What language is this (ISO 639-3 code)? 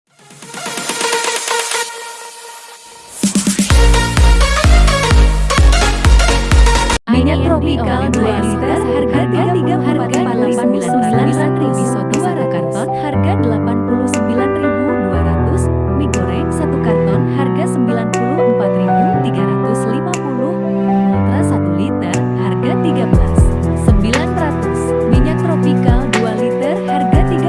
ind